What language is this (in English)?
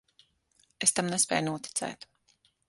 Latvian